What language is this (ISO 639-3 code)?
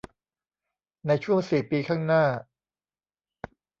tha